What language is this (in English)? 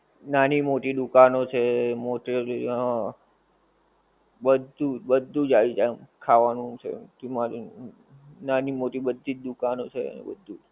Gujarati